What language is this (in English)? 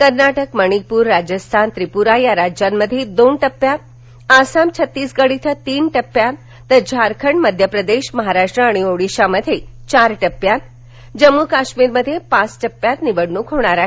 Marathi